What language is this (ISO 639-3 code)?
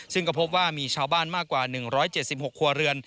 tha